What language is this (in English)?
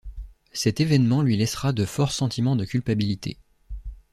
French